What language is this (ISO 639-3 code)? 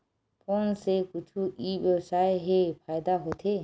hne